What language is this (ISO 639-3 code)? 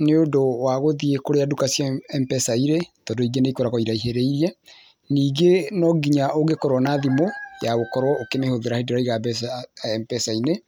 kik